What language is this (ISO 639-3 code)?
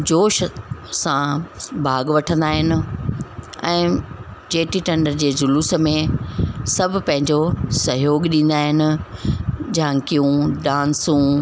snd